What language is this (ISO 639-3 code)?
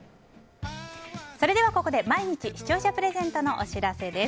jpn